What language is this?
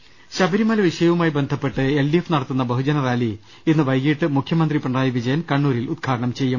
Malayalam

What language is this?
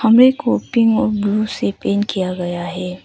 Hindi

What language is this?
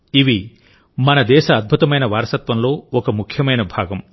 Telugu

